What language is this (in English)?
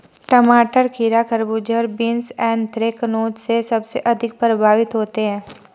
Hindi